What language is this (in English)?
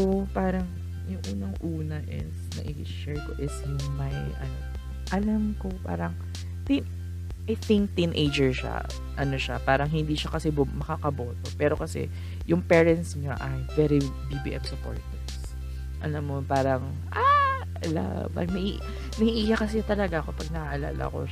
Filipino